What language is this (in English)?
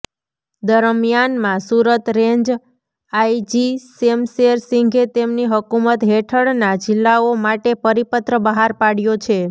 Gujarati